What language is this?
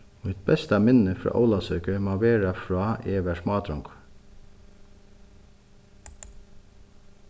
Faroese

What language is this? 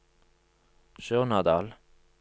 Norwegian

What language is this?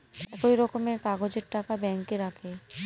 Bangla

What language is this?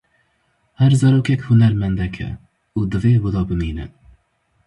Kurdish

